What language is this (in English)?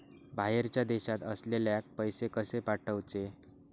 Marathi